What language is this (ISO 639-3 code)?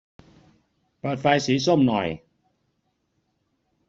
tha